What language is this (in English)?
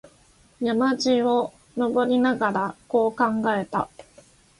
Japanese